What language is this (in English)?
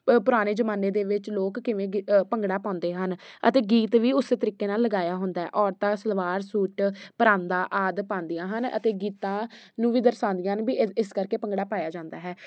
Punjabi